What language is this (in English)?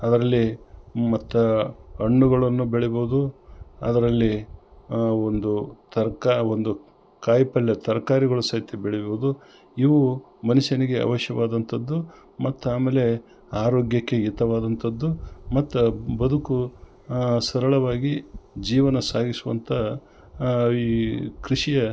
Kannada